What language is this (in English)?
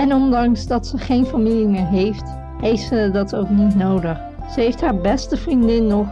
Dutch